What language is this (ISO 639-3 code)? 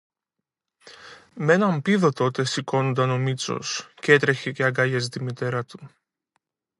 ell